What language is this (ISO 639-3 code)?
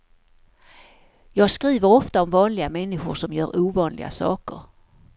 swe